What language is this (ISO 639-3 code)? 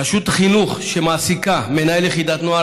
heb